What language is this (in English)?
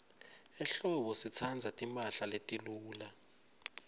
Swati